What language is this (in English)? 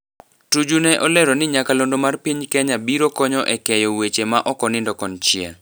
Luo (Kenya and Tanzania)